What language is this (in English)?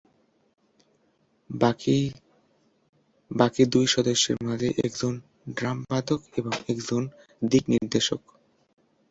Bangla